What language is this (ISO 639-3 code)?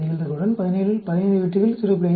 tam